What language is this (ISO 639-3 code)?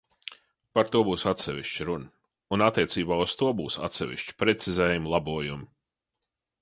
lav